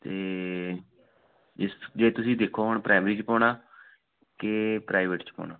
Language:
Punjabi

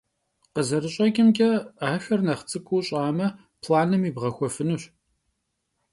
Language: Kabardian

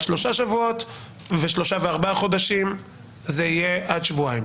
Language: Hebrew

